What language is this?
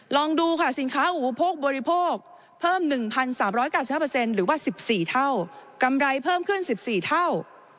Thai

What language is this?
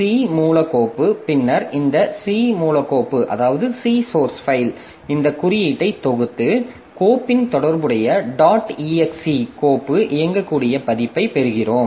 Tamil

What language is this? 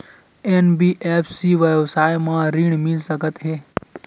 Chhattisgarhi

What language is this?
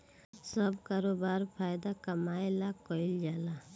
Bhojpuri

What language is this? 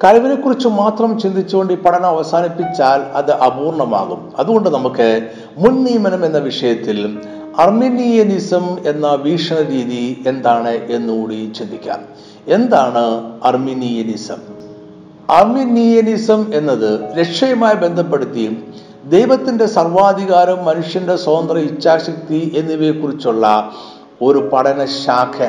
Malayalam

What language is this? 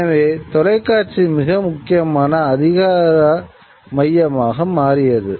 Tamil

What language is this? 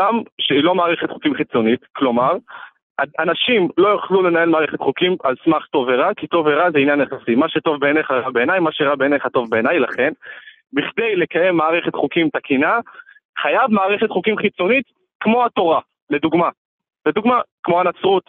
Hebrew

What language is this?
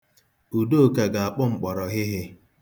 Igbo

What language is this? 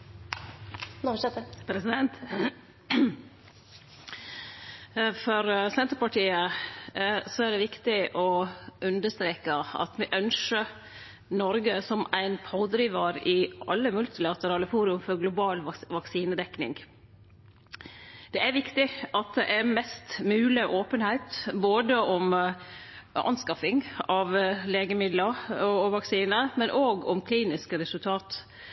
Norwegian Nynorsk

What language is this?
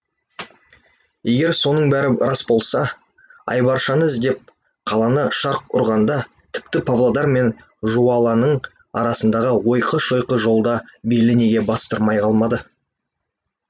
Kazakh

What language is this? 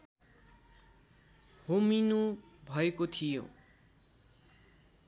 Nepali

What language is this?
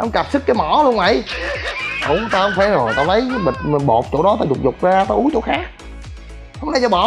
Vietnamese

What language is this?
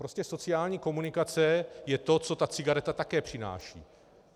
Czech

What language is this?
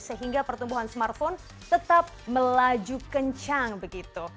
Indonesian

